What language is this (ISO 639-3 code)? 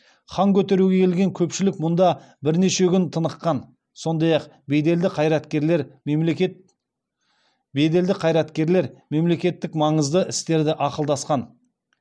kaz